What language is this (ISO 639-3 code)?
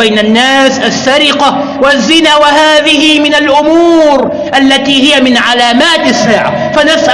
ara